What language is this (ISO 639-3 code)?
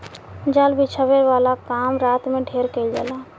bho